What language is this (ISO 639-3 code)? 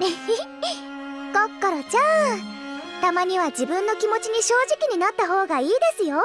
jpn